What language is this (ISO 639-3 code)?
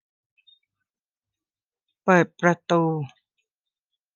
tha